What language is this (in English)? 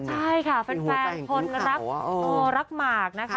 Thai